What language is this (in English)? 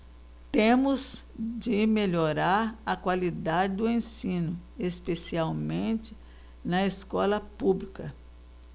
Portuguese